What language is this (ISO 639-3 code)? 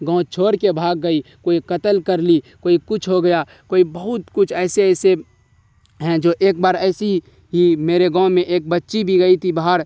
urd